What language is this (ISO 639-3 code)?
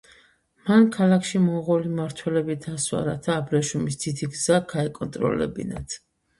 kat